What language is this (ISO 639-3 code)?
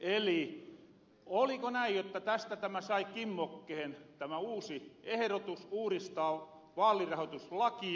fin